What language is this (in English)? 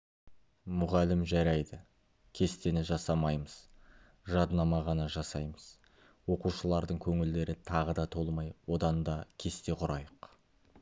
Kazakh